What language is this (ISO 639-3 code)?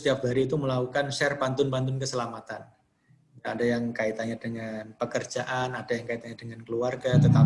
ind